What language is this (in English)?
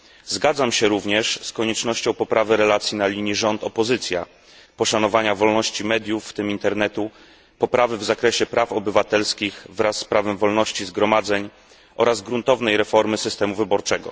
Polish